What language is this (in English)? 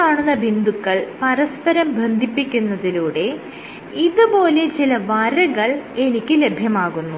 Malayalam